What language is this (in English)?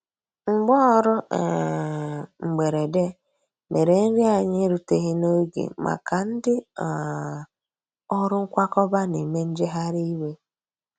Igbo